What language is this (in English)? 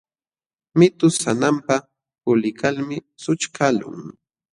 Jauja Wanca Quechua